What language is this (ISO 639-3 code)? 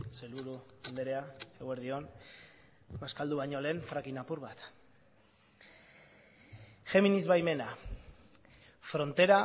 eus